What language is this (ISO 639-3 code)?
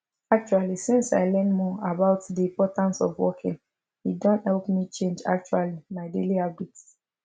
pcm